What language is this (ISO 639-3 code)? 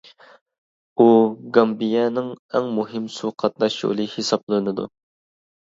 uig